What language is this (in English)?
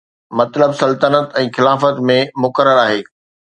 Sindhi